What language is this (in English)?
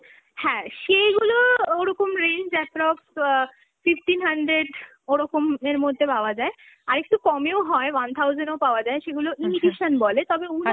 Bangla